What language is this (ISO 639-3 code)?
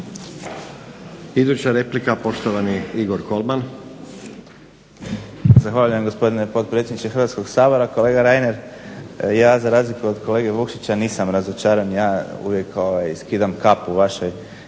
hrv